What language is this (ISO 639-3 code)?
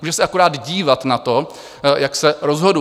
ces